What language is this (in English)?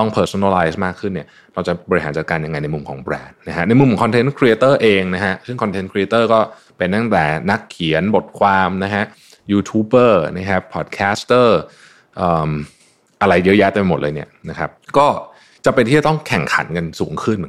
Thai